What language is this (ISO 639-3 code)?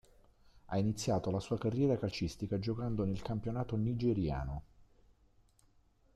ita